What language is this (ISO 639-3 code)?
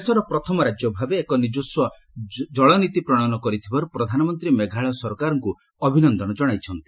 ori